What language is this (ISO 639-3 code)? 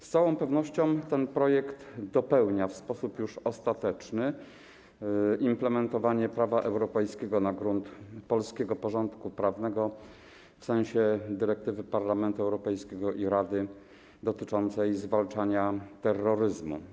pol